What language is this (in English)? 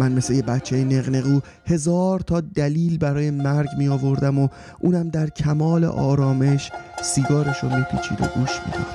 Persian